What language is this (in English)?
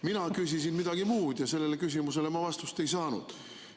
Estonian